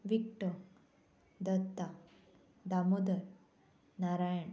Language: Konkani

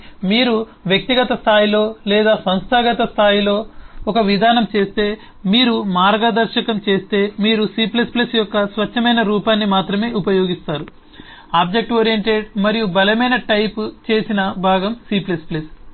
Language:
Telugu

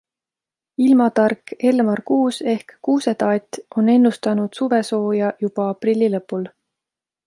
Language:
Estonian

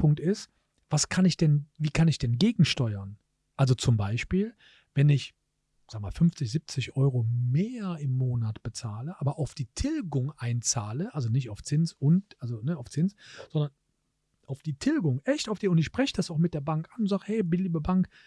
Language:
German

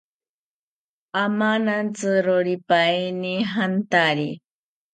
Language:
South Ucayali Ashéninka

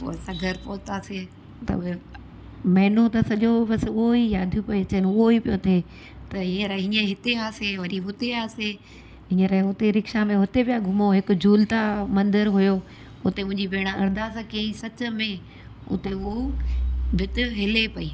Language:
Sindhi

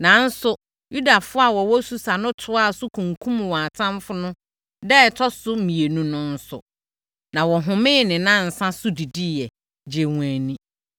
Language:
Akan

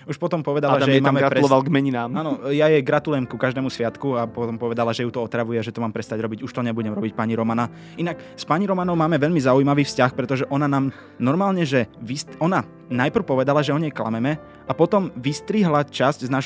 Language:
Slovak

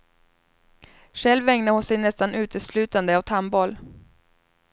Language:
Swedish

